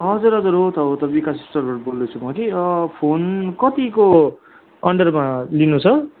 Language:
Nepali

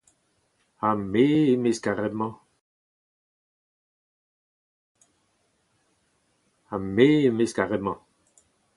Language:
Breton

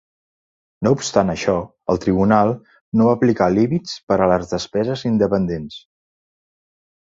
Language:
Catalan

